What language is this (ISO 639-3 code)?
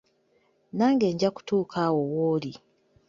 lug